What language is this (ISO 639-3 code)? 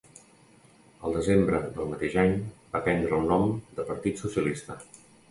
cat